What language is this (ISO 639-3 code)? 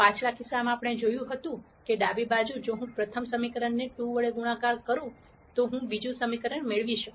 guj